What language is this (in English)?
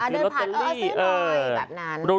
Thai